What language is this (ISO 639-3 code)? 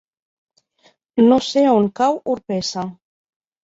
cat